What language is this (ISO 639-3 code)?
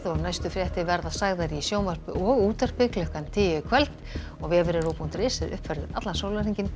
isl